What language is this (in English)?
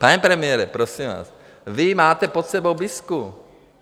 Czech